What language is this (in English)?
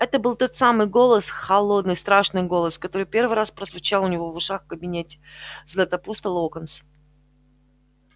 Russian